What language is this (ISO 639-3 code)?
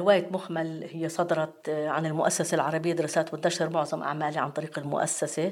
ara